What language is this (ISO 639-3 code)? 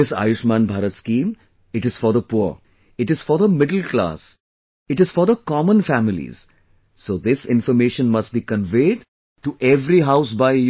eng